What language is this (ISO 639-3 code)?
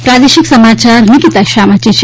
guj